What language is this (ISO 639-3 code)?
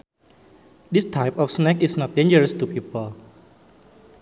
sun